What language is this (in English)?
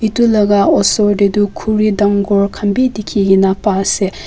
Naga Pidgin